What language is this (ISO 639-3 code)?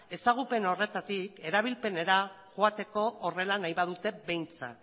eus